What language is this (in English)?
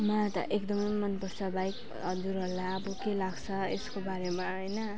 Nepali